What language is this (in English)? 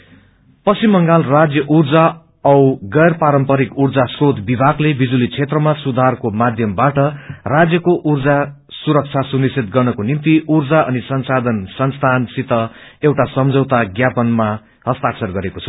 Nepali